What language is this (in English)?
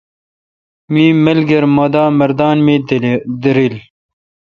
Kalkoti